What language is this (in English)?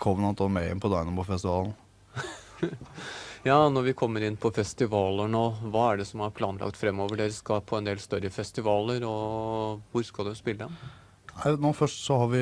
Norwegian